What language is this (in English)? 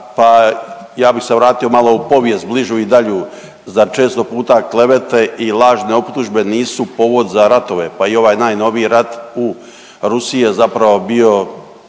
Croatian